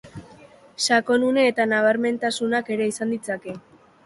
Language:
Basque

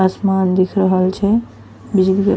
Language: Angika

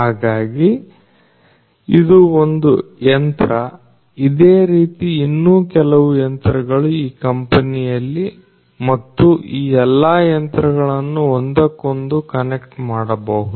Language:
Kannada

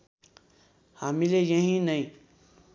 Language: Nepali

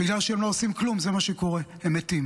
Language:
Hebrew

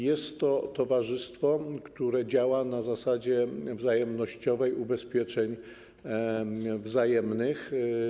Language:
Polish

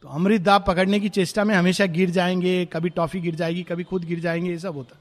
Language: Hindi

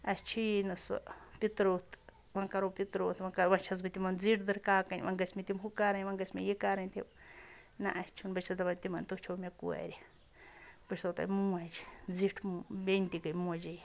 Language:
Kashmiri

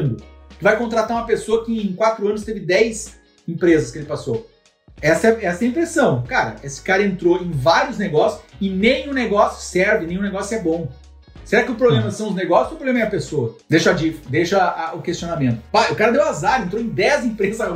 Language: Portuguese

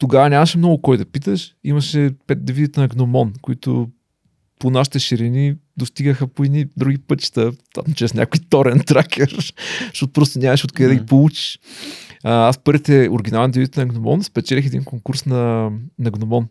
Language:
Bulgarian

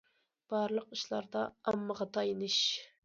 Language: Uyghur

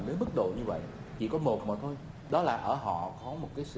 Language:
Vietnamese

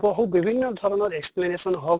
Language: Assamese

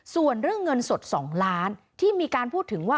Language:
Thai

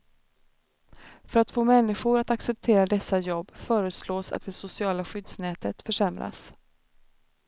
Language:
Swedish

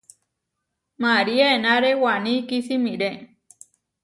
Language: Huarijio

